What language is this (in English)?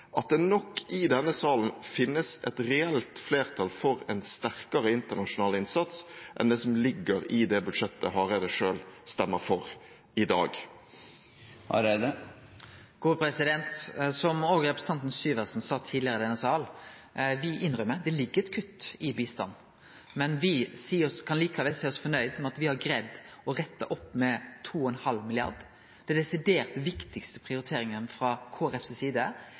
Norwegian